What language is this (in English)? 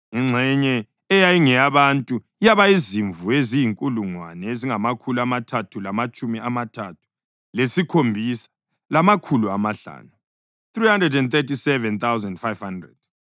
North Ndebele